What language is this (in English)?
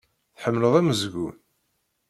Kabyle